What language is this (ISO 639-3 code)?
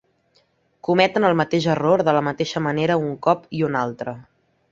cat